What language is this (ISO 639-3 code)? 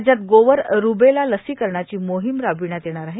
mar